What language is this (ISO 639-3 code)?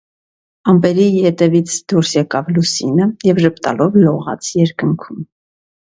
hye